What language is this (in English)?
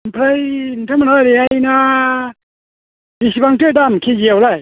Bodo